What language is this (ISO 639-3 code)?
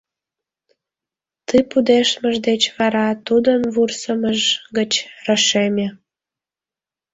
chm